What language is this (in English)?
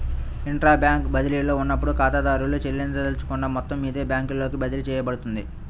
Telugu